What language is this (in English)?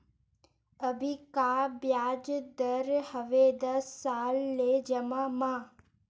Chhattisgarhi